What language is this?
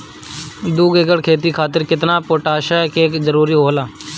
Bhojpuri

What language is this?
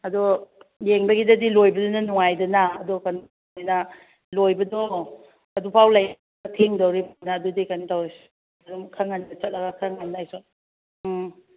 Manipuri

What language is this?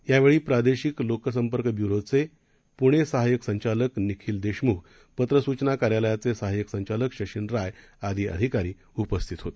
Marathi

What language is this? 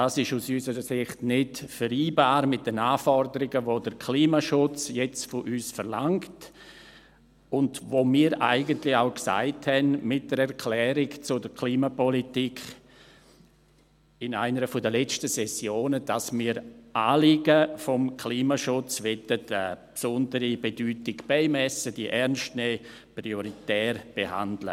Swiss German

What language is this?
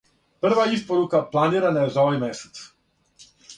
Serbian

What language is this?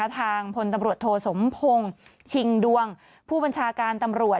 Thai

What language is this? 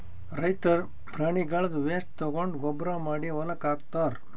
Kannada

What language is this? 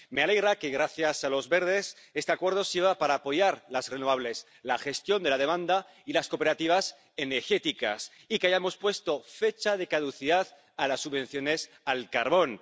Spanish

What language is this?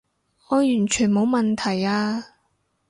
Cantonese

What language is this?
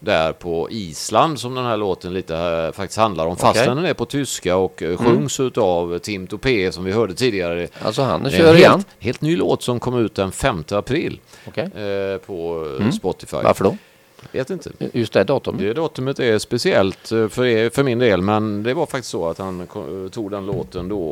Swedish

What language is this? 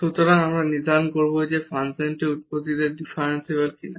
Bangla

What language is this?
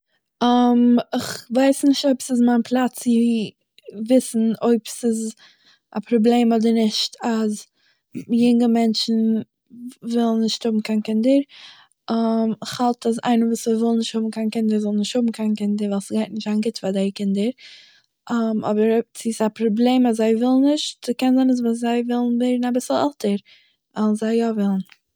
Yiddish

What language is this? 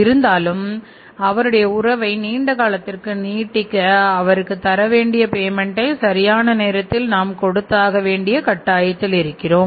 Tamil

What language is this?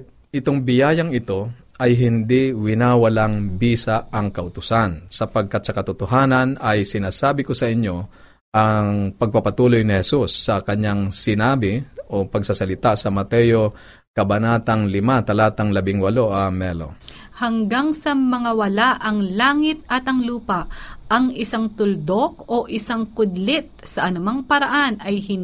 Filipino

